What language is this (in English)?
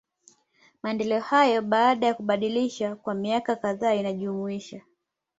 Swahili